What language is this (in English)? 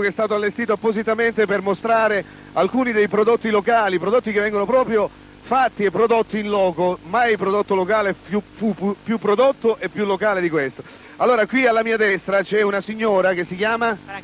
Italian